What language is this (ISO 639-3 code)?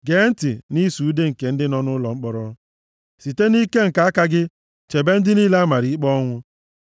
ibo